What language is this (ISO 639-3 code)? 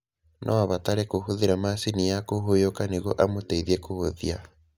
kik